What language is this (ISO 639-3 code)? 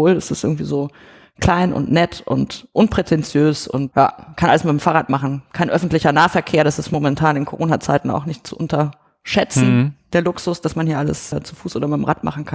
deu